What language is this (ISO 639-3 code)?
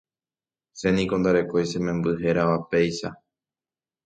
grn